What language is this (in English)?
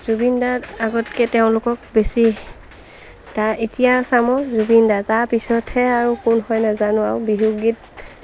Assamese